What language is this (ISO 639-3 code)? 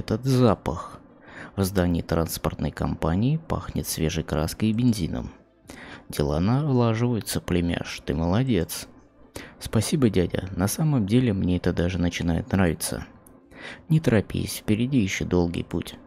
rus